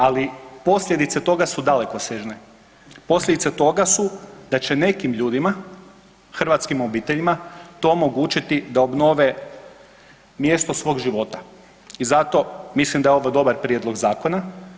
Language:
Croatian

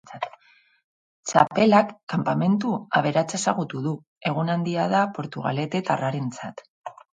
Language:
Basque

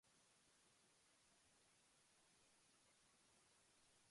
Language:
English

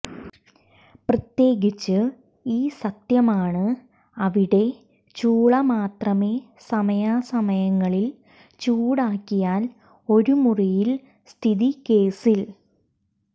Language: Malayalam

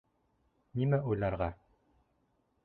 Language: Bashkir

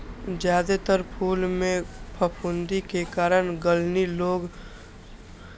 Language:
Maithili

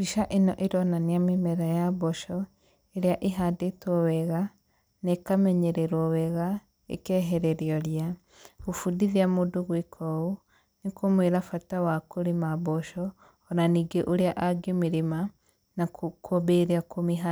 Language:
Kikuyu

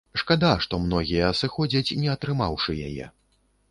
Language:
Belarusian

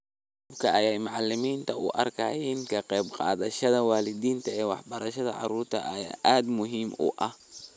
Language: Somali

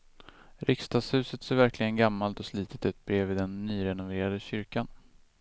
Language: Swedish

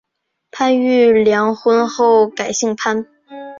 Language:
Chinese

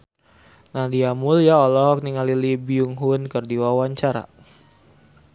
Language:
Sundanese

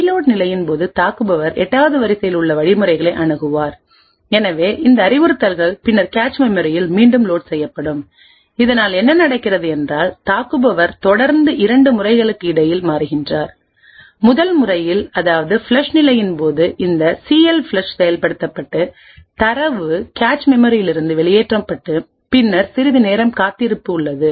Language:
Tamil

